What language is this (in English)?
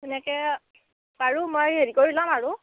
Assamese